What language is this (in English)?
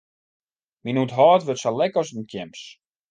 Western Frisian